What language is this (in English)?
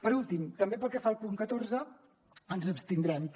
Catalan